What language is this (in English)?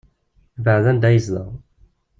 Kabyle